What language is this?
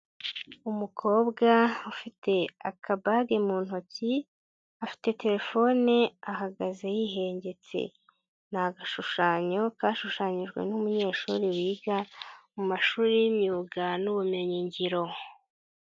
Kinyarwanda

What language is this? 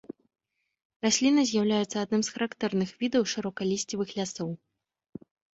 Belarusian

